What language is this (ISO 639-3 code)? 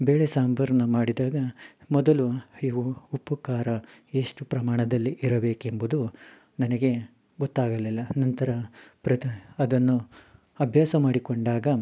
kan